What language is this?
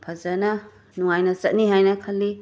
Manipuri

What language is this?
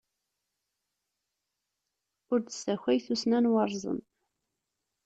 Kabyle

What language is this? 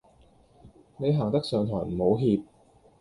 Cantonese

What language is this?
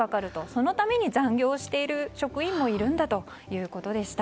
Japanese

